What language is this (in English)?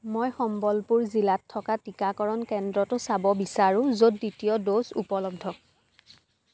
Assamese